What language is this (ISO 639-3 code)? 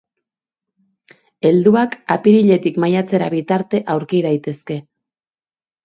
eus